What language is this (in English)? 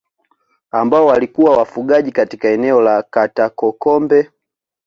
Swahili